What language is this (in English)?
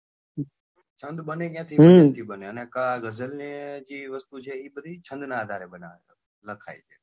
Gujarati